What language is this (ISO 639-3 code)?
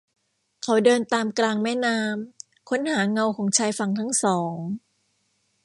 tha